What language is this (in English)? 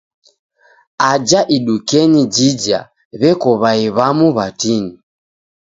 Taita